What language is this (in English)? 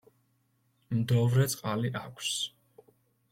Georgian